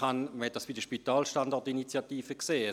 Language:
Swiss German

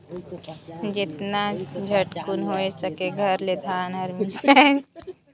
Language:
Chhattisgarhi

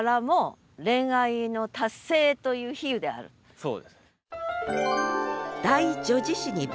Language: Japanese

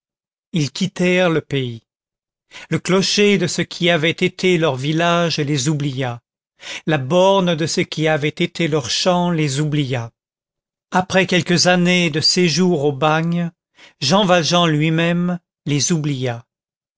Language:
French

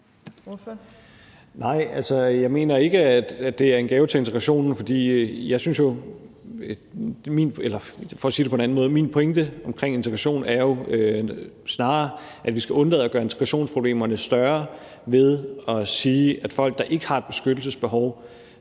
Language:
Danish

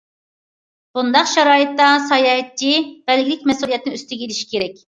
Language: Uyghur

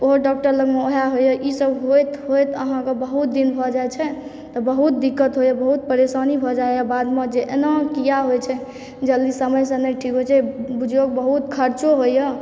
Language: Maithili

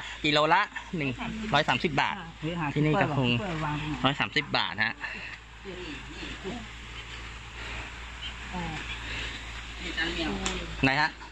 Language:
Thai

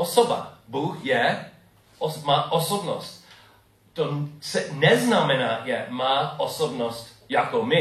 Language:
Czech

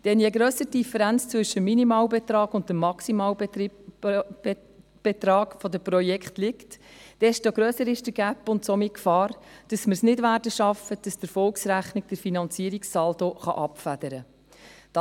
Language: Swiss German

